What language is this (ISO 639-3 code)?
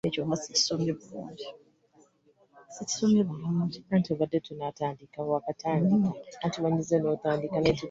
lug